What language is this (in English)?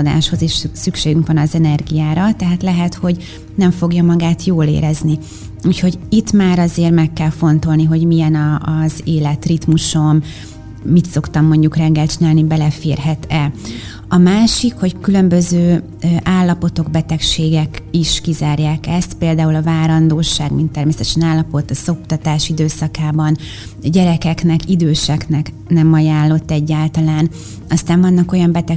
Hungarian